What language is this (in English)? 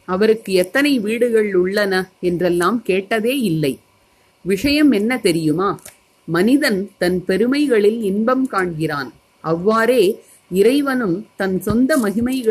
Tamil